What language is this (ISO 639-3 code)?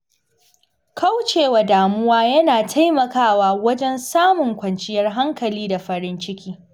hau